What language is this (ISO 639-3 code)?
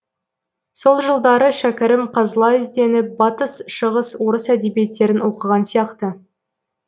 kaz